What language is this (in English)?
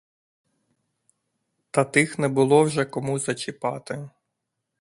Ukrainian